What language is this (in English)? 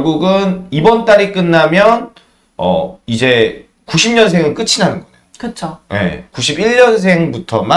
Korean